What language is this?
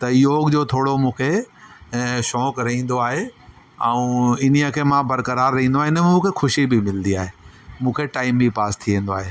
Sindhi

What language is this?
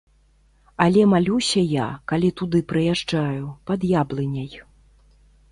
Belarusian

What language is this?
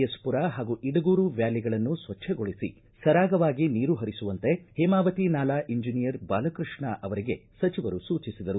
Kannada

